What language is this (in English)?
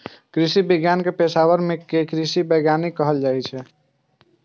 Maithili